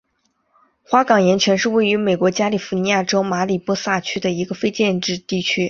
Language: Chinese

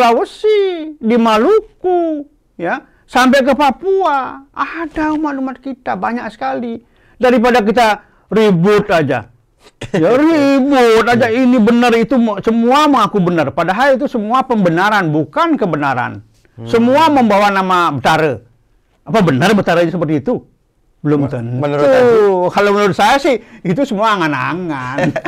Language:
Indonesian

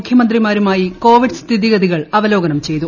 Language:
Malayalam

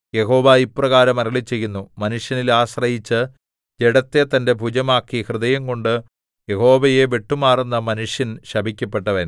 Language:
Malayalam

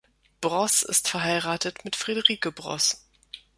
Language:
German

